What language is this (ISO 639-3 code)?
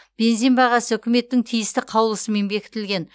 kaz